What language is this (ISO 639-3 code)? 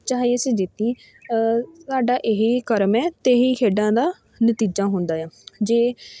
pan